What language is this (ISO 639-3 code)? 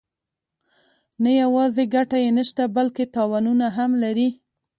pus